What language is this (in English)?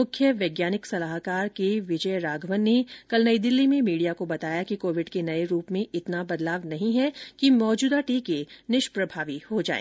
Hindi